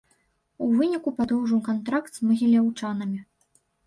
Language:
Belarusian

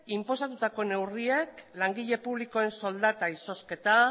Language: Basque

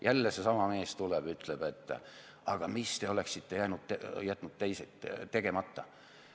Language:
Estonian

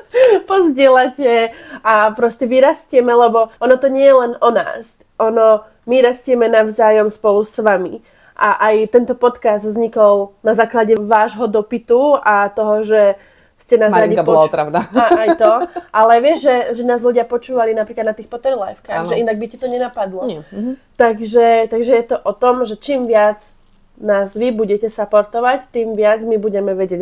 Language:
Slovak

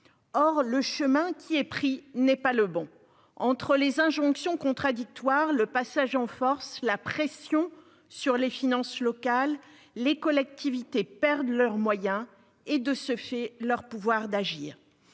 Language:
French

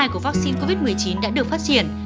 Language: Vietnamese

